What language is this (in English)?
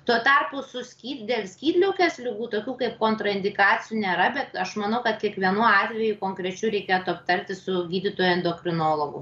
Lithuanian